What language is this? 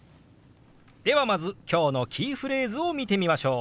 Japanese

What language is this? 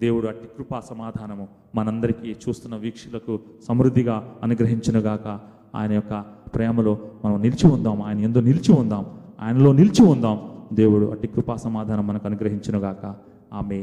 Telugu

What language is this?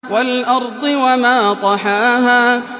Arabic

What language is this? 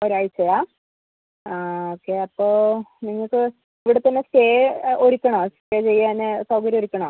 Malayalam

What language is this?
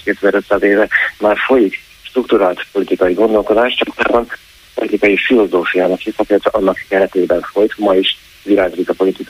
Hungarian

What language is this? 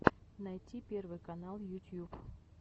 Russian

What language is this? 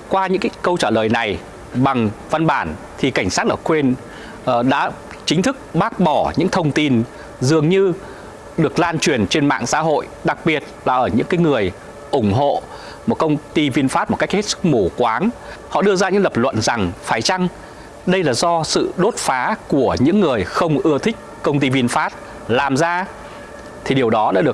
Vietnamese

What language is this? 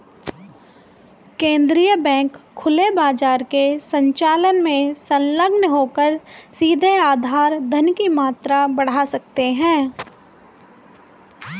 Hindi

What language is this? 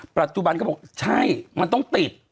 Thai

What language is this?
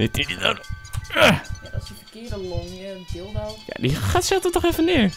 Dutch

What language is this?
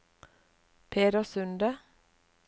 Norwegian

